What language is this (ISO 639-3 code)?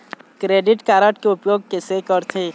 hne